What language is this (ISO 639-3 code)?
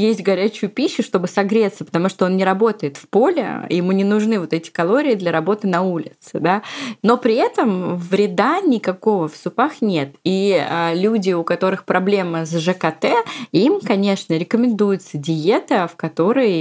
rus